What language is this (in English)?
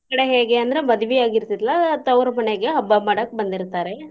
Kannada